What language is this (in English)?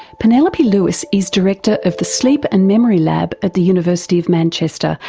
English